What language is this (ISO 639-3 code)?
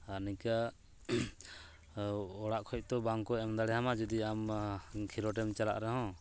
sat